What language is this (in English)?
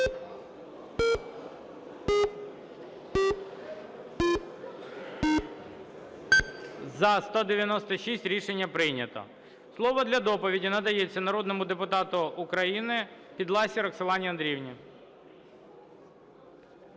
Ukrainian